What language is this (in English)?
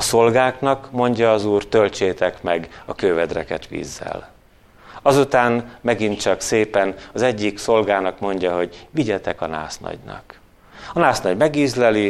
Hungarian